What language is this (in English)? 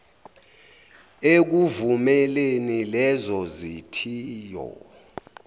Zulu